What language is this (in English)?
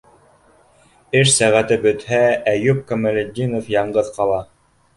Bashkir